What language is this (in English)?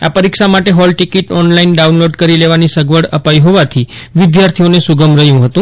Gujarati